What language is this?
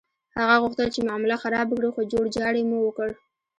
Pashto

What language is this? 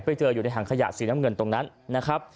Thai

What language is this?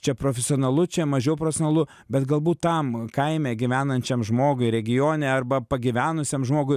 Lithuanian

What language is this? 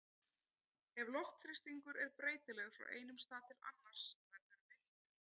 Icelandic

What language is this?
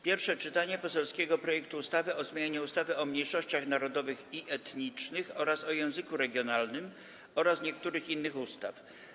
Polish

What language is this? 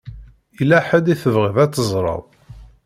Kabyle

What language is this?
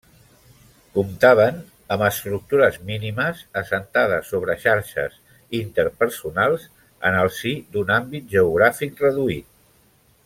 Catalan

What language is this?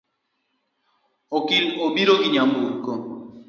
Luo (Kenya and Tanzania)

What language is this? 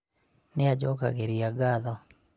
Kikuyu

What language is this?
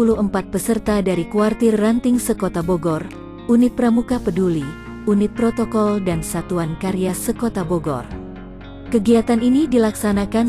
Indonesian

